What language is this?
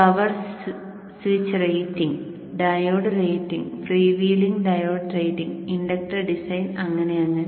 Malayalam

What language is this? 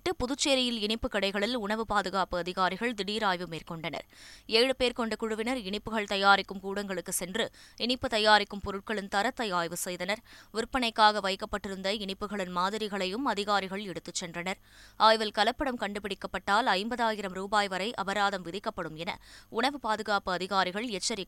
Tamil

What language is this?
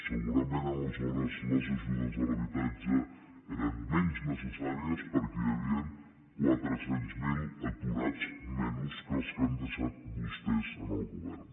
Catalan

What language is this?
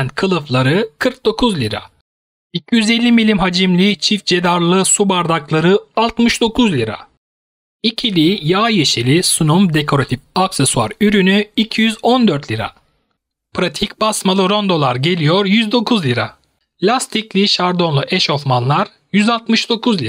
Turkish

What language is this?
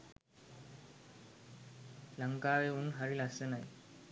Sinhala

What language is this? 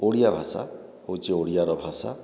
Odia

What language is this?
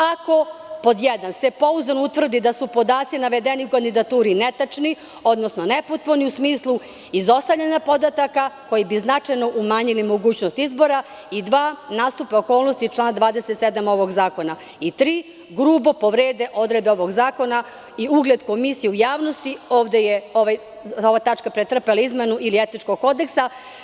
Serbian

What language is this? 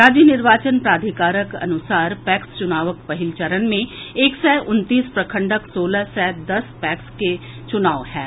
Maithili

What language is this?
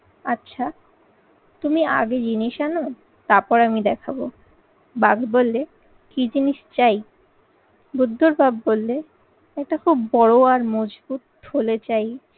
Bangla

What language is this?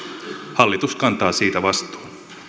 Finnish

